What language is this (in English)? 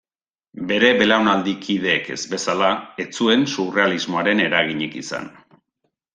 Basque